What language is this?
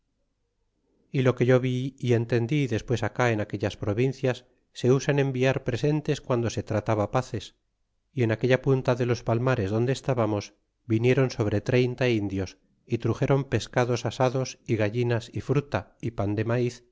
Spanish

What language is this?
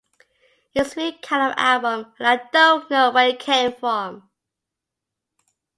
English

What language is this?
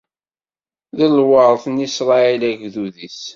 Kabyle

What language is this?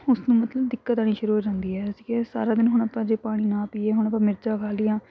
Punjabi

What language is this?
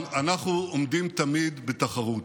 Hebrew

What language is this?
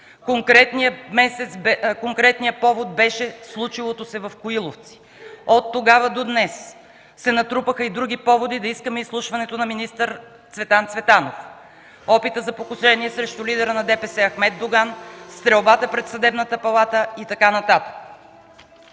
Bulgarian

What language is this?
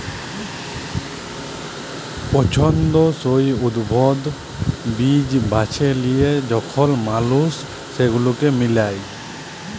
Bangla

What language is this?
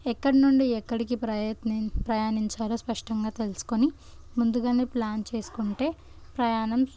Telugu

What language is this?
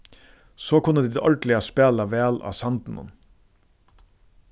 Faroese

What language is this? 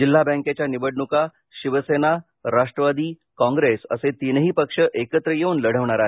Marathi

